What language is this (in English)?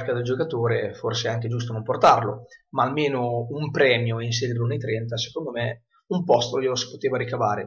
Italian